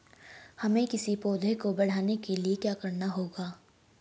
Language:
Hindi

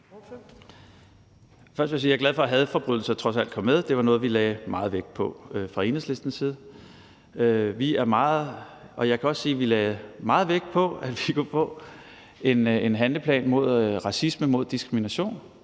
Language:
Danish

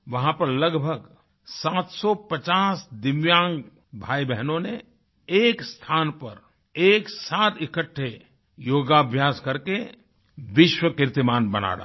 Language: Hindi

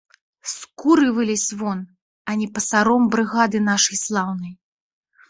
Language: Belarusian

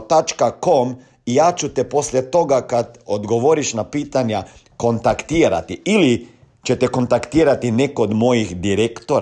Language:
Croatian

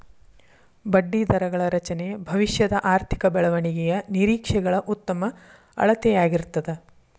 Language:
Kannada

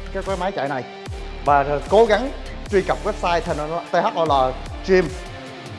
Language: Vietnamese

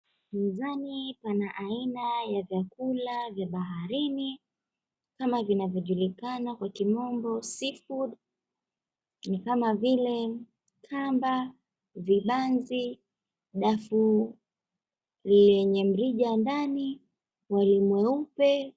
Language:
Swahili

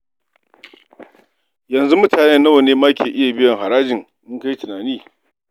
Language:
Hausa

